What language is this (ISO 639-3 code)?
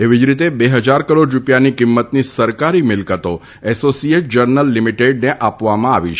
guj